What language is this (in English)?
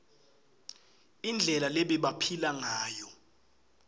Swati